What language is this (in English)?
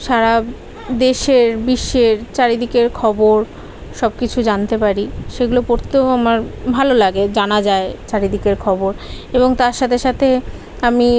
Bangla